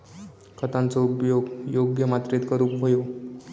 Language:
Marathi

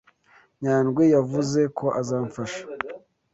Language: Kinyarwanda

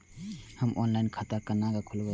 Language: Maithili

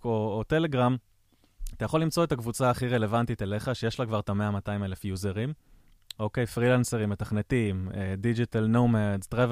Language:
Hebrew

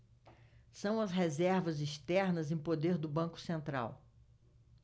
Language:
Portuguese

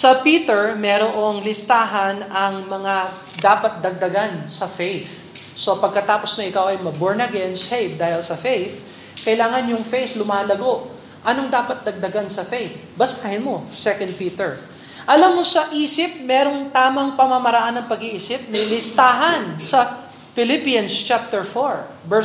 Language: Filipino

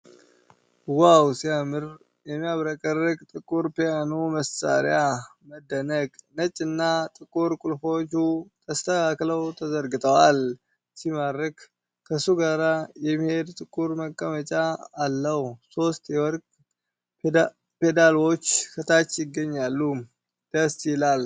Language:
Amharic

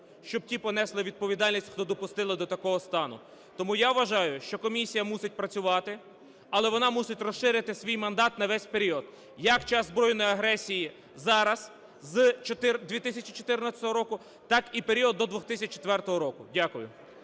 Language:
Ukrainian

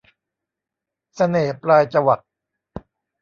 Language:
Thai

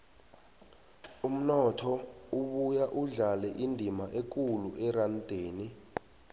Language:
South Ndebele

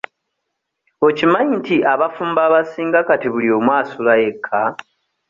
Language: Ganda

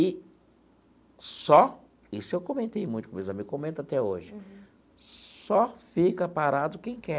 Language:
Portuguese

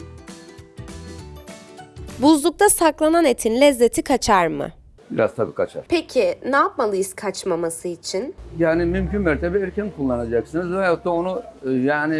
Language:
Turkish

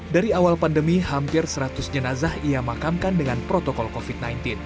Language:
Indonesian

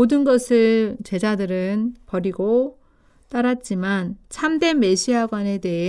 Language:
Korean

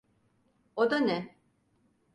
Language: Turkish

